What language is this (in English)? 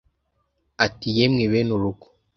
Kinyarwanda